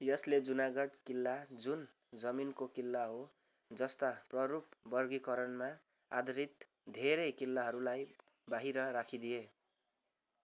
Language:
Nepali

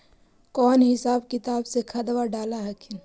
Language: Magahi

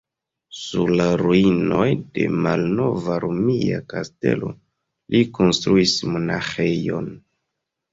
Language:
Esperanto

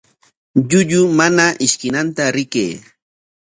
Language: Corongo Ancash Quechua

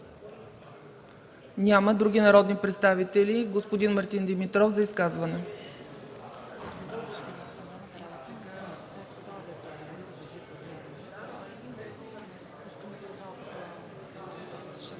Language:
Bulgarian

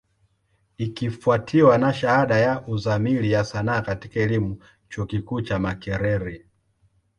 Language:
Swahili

